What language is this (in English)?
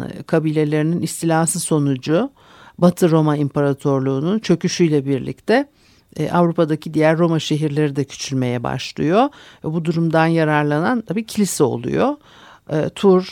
Turkish